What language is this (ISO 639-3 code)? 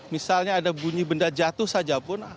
ind